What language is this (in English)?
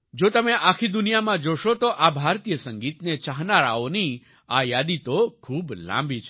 Gujarati